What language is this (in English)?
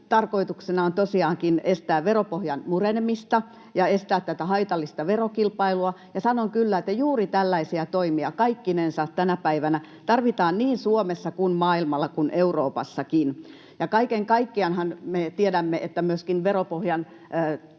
Finnish